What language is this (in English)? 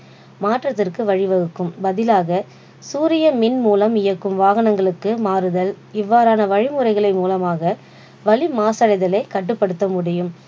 Tamil